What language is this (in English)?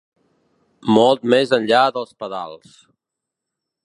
Catalan